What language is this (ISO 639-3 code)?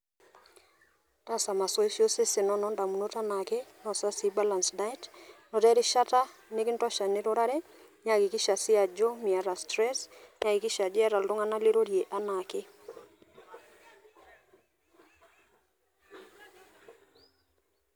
mas